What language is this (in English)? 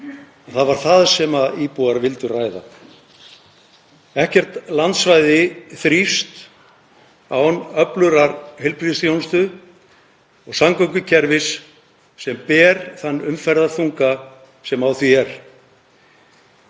Icelandic